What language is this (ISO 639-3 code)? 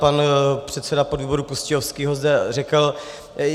ces